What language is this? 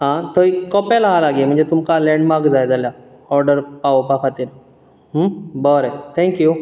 Konkani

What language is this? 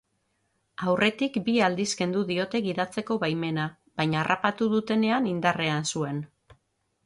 Basque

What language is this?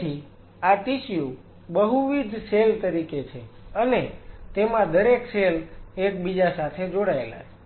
Gujarati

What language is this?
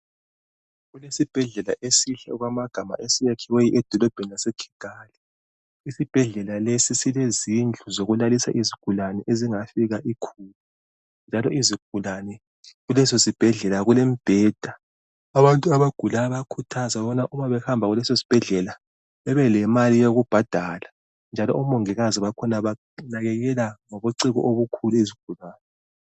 North Ndebele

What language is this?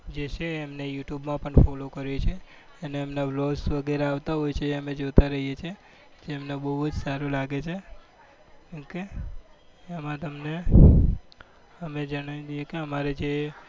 Gujarati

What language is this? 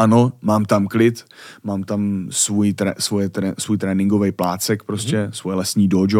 Czech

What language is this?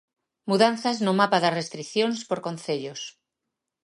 Galician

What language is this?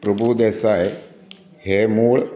Konkani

